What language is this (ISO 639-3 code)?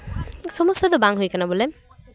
sat